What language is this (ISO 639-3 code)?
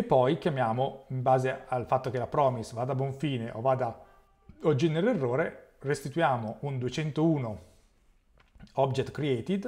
ita